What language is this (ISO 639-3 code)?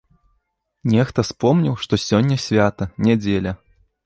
bel